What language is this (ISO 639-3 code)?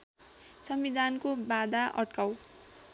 nep